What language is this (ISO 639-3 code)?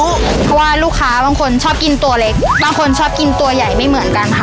tha